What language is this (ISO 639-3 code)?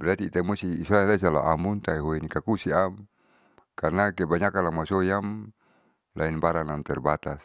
sau